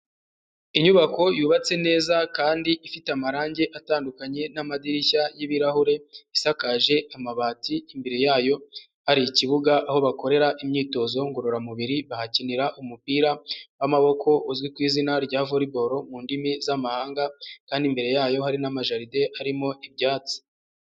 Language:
Kinyarwanda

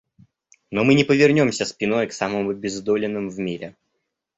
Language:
Russian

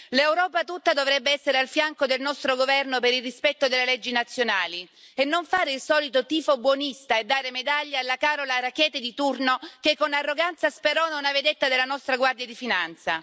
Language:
Italian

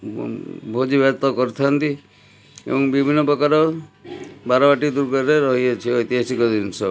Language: Odia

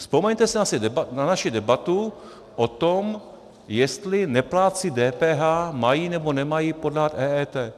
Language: Czech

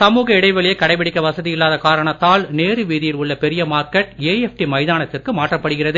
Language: Tamil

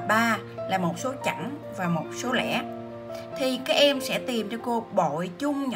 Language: Vietnamese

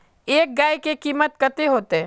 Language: Magahi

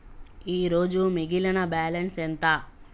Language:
Telugu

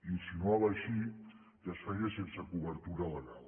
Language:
Catalan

